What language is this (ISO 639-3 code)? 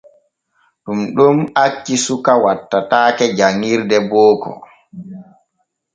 fue